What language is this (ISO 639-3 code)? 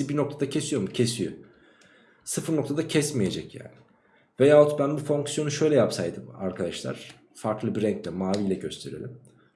tur